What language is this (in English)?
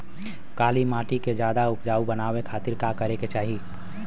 Bhojpuri